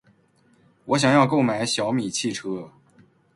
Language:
Chinese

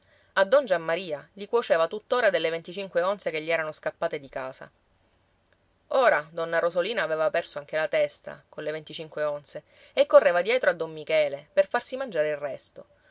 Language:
Italian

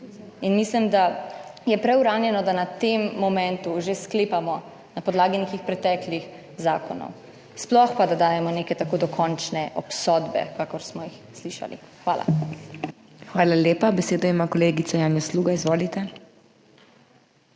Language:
Slovenian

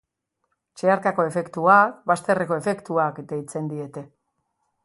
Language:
Basque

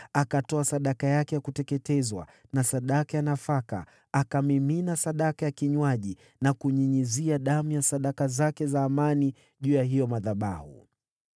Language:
Swahili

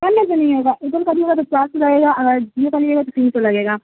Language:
Urdu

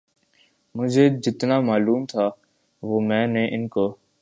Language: Urdu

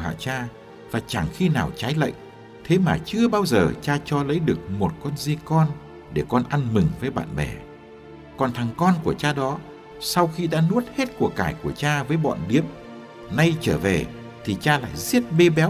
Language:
Vietnamese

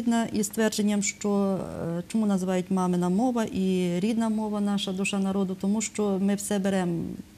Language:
Ukrainian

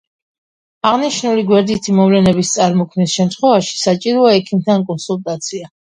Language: Georgian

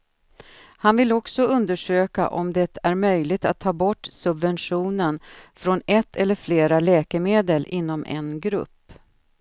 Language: Swedish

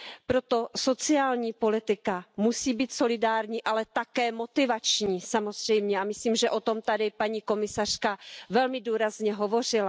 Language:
Czech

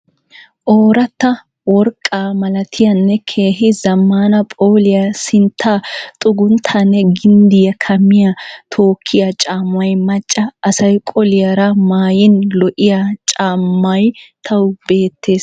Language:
Wolaytta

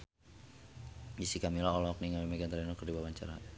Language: Sundanese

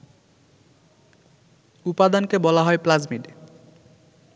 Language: Bangla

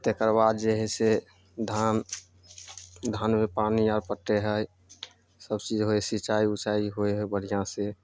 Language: Maithili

